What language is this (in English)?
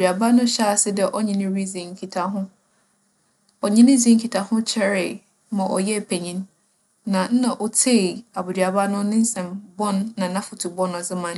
Akan